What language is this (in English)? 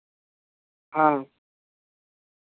Santali